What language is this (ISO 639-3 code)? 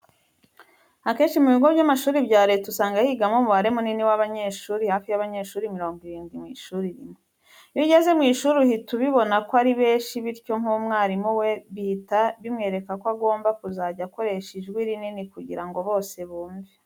kin